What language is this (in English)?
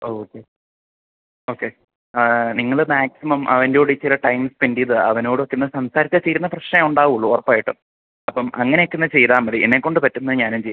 Malayalam